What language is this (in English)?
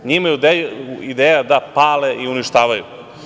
Serbian